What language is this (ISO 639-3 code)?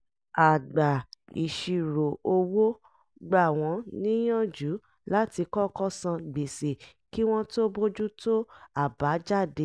yor